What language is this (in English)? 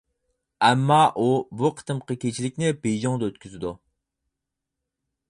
Uyghur